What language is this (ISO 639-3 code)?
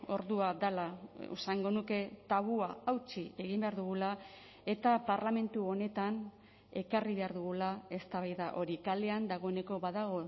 eus